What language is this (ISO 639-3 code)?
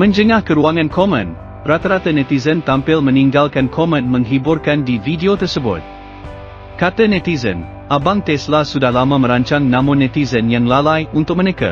msa